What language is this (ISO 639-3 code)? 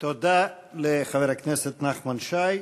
heb